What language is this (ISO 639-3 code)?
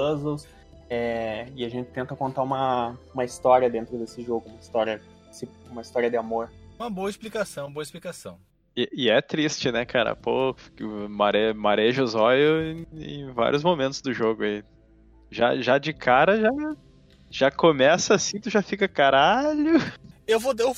por